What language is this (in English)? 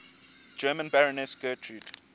English